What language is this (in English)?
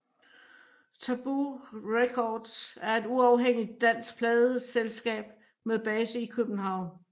Danish